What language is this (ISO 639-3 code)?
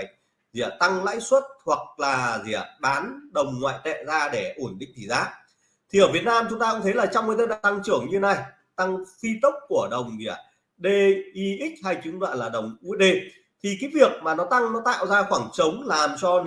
vie